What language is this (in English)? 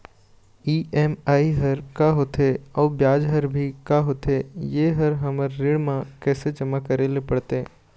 Chhattisgarhi